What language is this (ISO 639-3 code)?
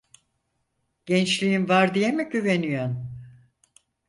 tur